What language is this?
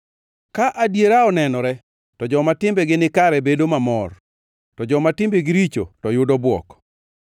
Luo (Kenya and Tanzania)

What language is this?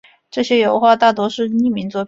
Chinese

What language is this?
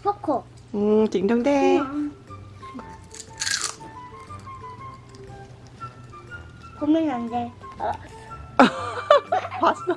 Korean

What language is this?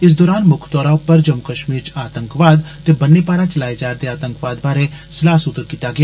Dogri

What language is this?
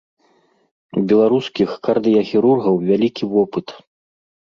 Belarusian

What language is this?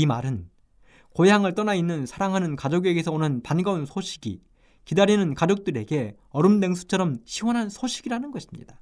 Korean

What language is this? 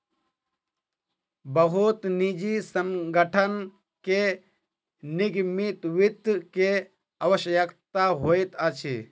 Maithili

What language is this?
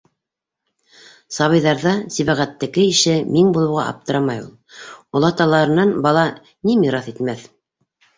Bashkir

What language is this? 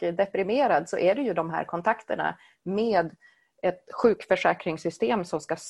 Swedish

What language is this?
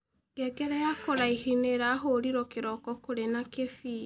Kikuyu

